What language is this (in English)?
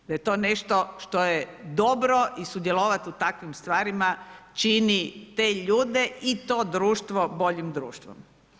Croatian